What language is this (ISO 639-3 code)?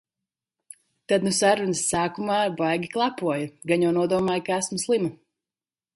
lav